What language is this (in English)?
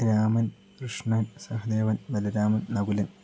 Malayalam